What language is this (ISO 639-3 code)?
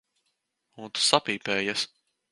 lav